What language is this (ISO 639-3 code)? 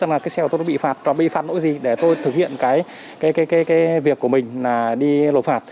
vie